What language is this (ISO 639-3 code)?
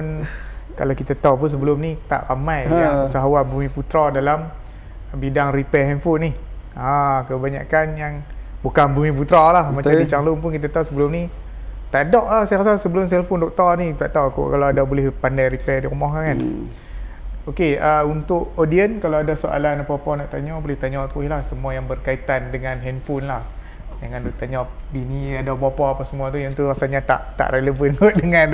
msa